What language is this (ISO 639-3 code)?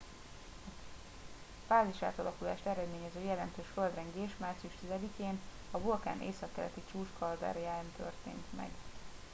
hun